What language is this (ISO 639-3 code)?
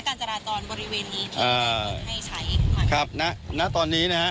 tha